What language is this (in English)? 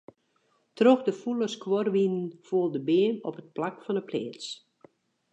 Western Frisian